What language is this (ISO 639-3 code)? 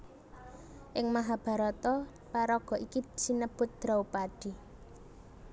jav